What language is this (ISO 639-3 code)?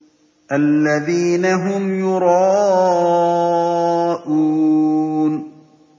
ara